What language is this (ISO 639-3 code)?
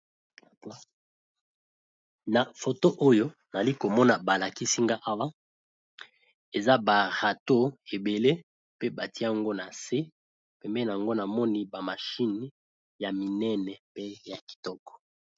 lin